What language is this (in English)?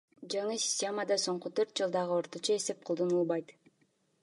Kyrgyz